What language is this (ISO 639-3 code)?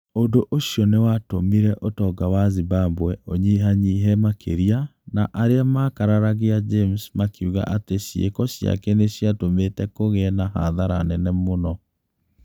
kik